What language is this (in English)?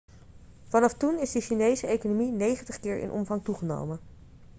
Dutch